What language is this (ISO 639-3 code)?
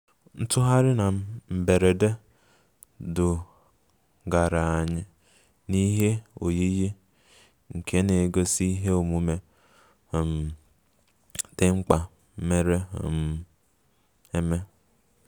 ibo